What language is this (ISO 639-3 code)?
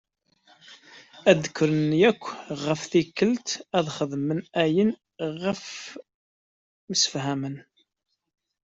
kab